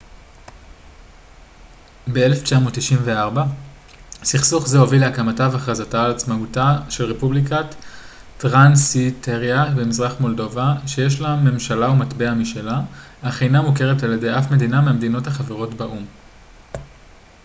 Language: Hebrew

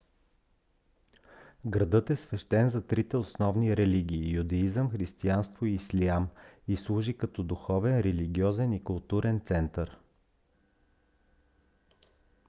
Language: Bulgarian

